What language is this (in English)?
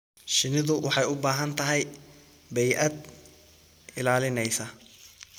Somali